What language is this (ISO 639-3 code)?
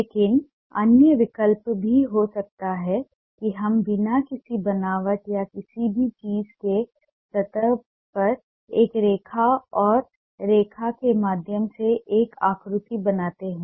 hin